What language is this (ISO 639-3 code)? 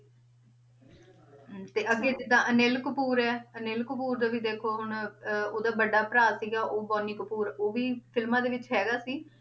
pan